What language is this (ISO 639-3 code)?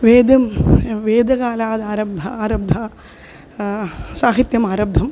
san